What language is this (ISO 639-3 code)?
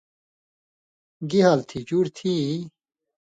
mvy